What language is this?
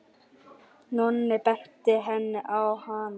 Icelandic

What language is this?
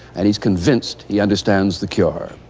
English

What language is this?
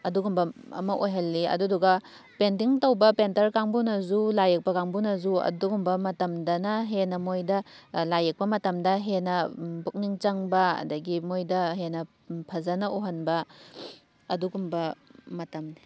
Manipuri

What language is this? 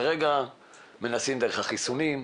Hebrew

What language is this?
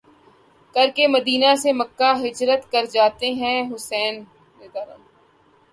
Urdu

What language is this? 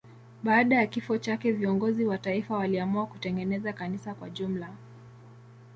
Swahili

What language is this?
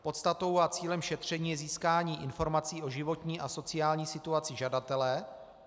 Czech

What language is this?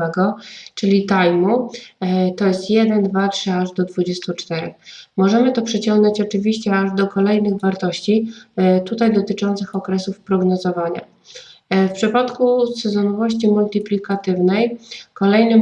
Polish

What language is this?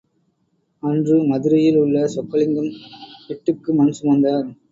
Tamil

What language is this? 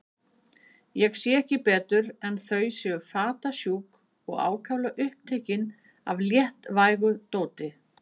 Icelandic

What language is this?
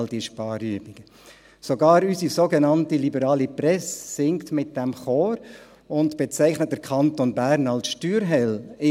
Swiss German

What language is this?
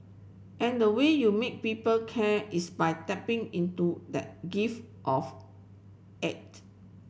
English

